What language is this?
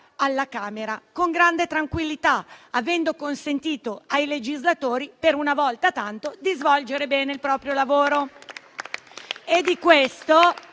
Italian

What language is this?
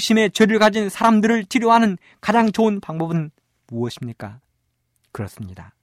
Korean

